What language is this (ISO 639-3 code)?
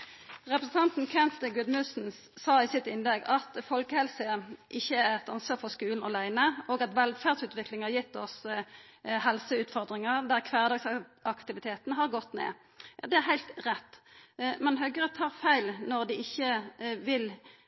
nno